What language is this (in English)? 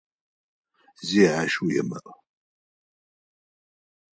Adyghe